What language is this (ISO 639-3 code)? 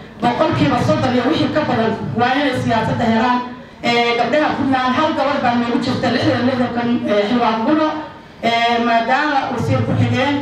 ara